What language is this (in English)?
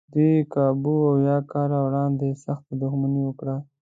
Pashto